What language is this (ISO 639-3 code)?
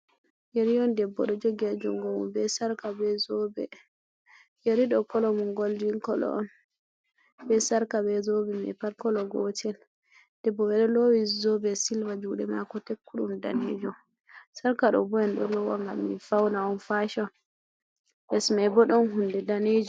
ful